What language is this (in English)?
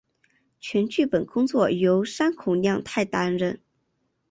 Chinese